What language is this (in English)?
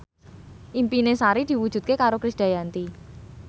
Javanese